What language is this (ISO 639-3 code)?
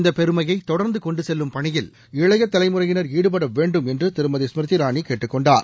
tam